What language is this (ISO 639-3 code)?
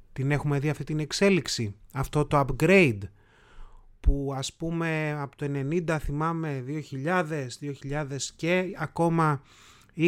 ell